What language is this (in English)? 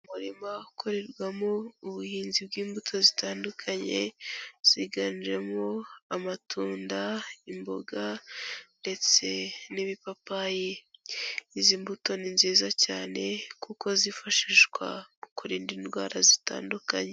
Kinyarwanda